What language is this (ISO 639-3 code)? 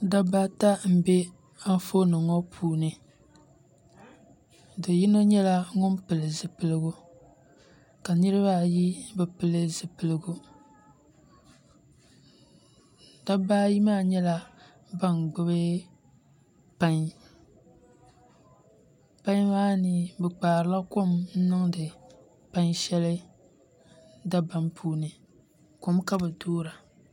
dag